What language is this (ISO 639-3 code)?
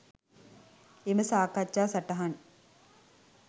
sin